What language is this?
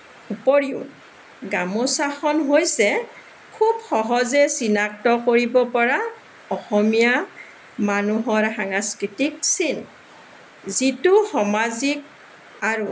Assamese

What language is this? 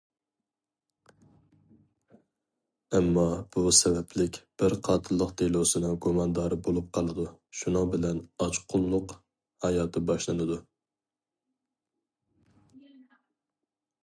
Uyghur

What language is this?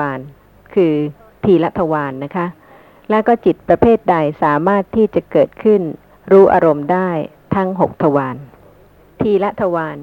Thai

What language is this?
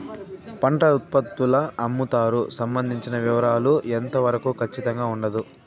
Telugu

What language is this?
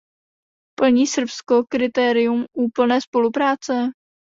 Czech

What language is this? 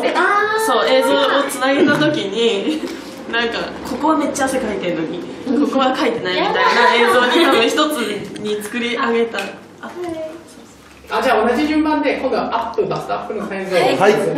Japanese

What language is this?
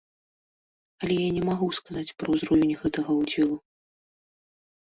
Belarusian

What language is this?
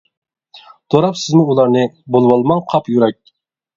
Uyghur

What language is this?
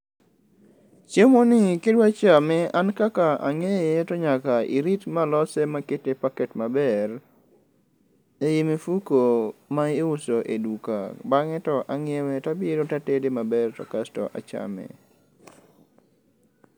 Luo (Kenya and Tanzania)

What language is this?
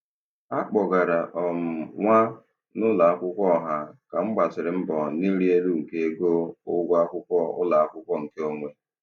Igbo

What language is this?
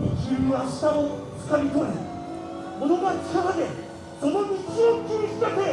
Japanese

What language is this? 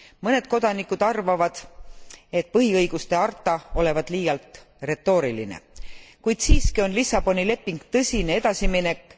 Estonian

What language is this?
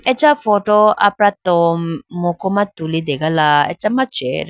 Idu-Mishmi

